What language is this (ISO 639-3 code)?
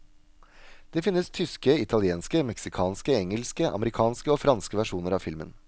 nor